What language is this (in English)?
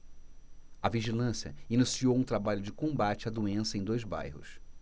Portuguese